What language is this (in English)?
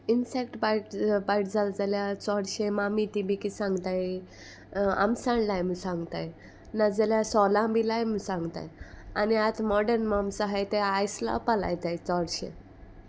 Konkani